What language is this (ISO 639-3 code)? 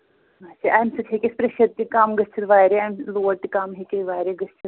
kas